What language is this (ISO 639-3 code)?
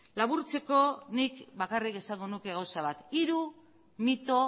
eus